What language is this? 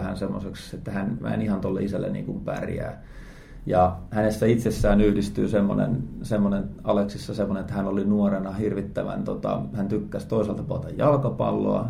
Finnish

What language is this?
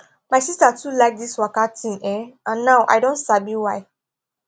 Nigerian Pidgin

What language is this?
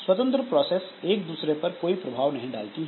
Hindi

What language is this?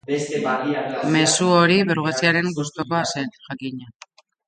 Basque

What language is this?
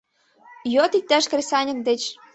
Mari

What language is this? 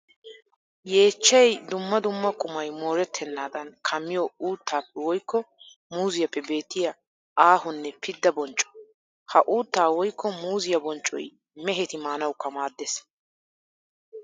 Wolaytta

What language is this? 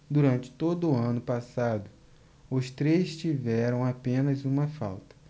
Portuguese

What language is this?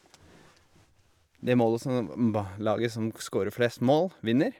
Norwegian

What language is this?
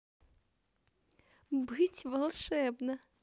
Russian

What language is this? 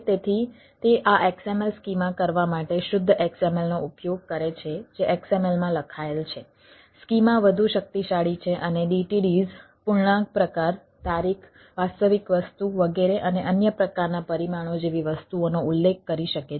Gujarati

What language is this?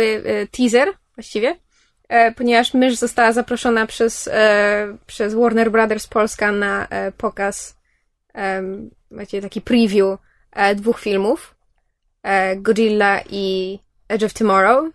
Polish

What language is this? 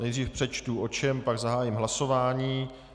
Czech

